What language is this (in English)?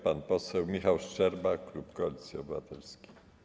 Polish